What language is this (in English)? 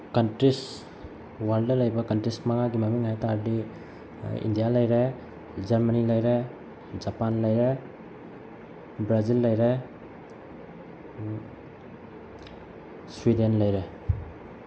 Manipuri